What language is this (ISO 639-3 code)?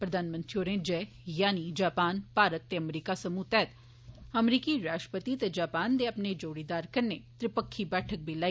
doi